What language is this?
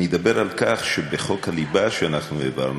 Hebrew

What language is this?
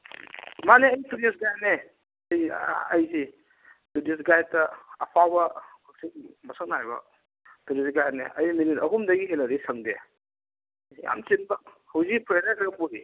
Manipuri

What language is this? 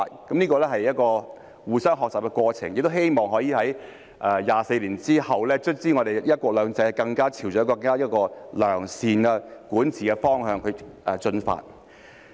Cantonese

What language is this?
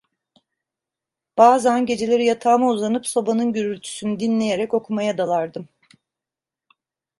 Turkish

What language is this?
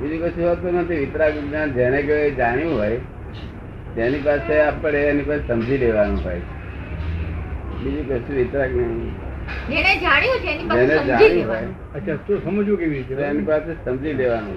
Gujarati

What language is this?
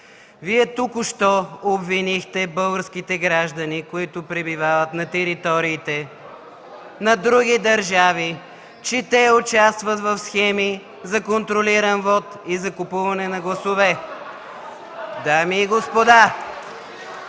Bulgarian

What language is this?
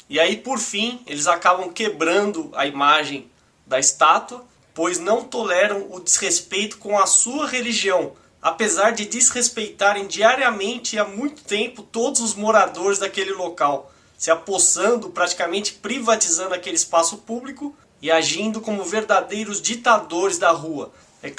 Portuguese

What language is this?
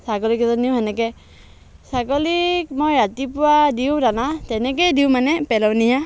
Assamese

